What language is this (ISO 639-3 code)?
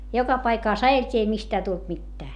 fin